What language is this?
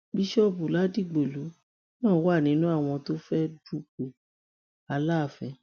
Yoruba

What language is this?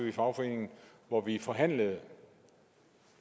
Danish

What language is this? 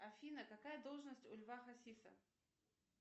Russian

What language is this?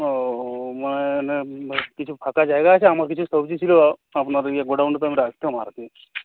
Bangla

